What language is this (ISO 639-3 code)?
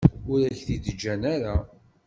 kab